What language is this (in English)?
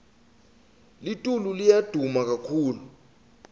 Swati